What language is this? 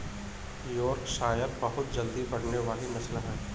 Hindi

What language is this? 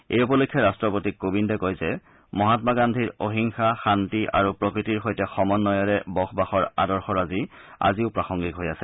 Assamese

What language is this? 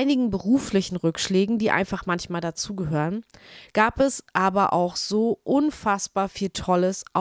German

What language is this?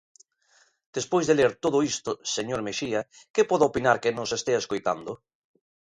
Galician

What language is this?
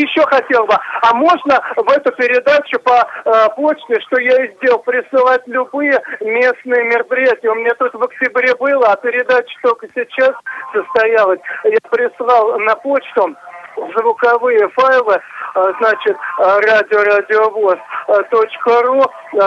Russian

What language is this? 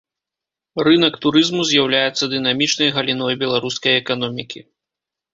Belarusian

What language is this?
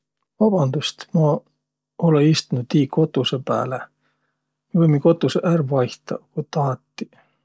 Võro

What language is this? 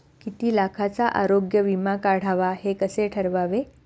Marathi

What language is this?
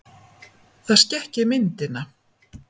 Icelandic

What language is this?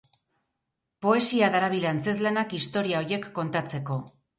Basque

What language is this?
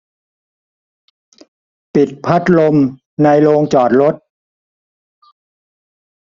Thai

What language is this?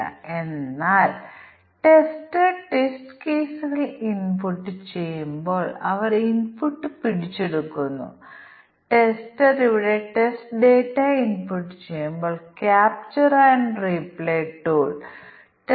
Malayalam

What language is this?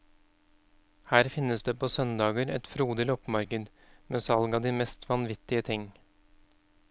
Norwegian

